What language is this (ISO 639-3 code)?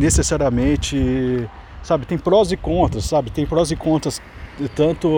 por